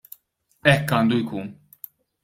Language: Maltese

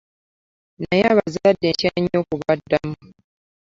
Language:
Ganda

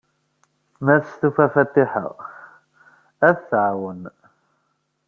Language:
Kabyle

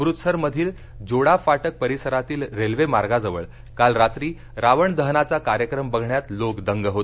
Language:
Marathi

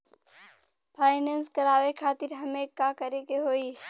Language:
Bhojpuri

